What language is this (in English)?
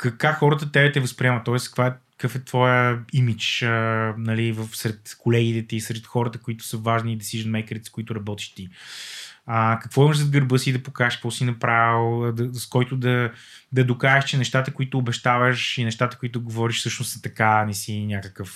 Bulgarian